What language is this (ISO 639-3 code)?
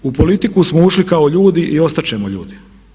hrv